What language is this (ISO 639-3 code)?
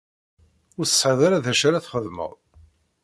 kab